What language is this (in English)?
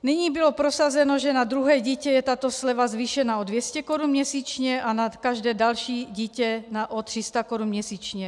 Czech